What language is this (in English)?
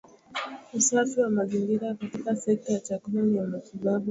Swahili